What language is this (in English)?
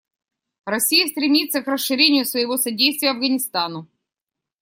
Russian